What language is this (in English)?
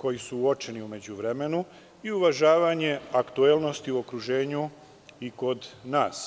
Serbian